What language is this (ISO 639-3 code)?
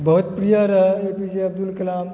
mai